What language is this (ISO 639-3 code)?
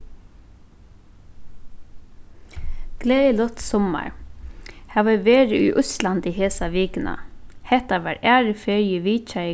fao